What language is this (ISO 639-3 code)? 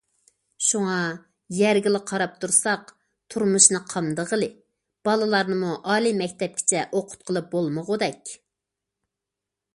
uig